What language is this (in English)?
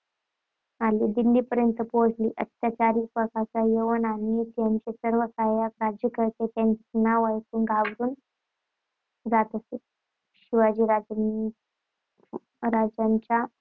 Marathi